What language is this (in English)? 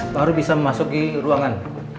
Indonesian